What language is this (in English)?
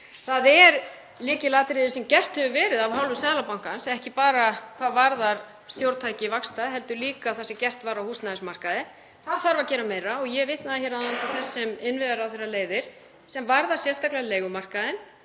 Icelandic